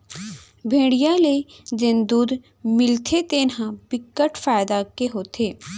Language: Chhattisgarhi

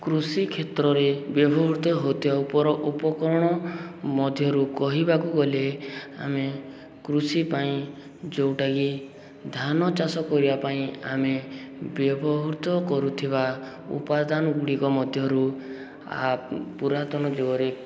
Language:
Odia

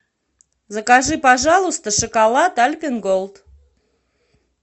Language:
Russian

